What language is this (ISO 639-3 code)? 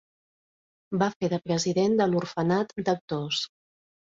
cat